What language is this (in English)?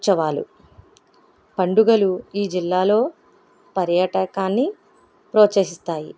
Telugu